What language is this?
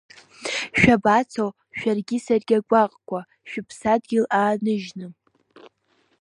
Abkhazian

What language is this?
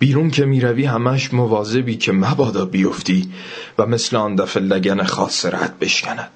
Persian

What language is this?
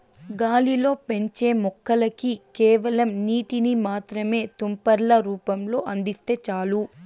Telugu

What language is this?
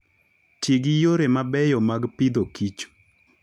Luo (Kenya and Tanzania)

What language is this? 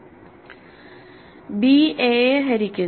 Malayalam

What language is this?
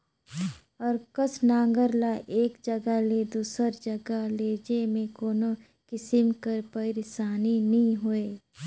Chhattisgarhi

